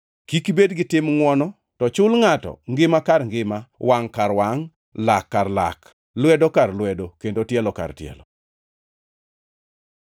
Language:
Luo (Kenya and Tanzania)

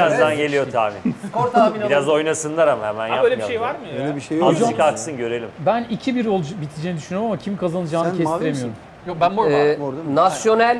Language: Turkish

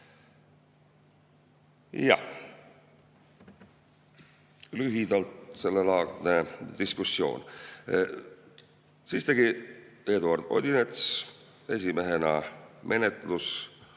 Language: Estonian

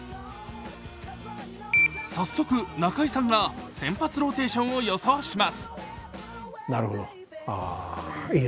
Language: Japanese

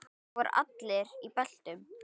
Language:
Icelandic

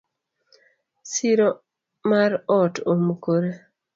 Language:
Luo (Kenya and Tanzania)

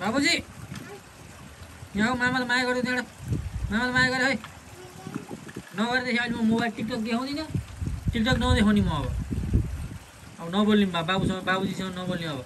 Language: Indonesian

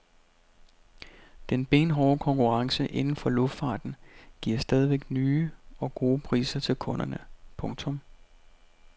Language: Danish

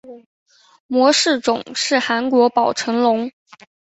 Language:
Chinese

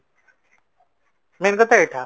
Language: Odia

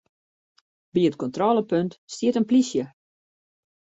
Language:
Western Frisian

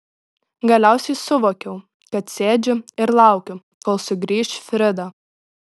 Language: Lithuanian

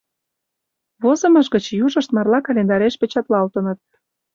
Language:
Mari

